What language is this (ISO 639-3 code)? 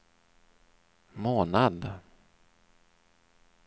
swe